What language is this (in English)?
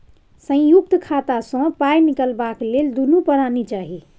Maithili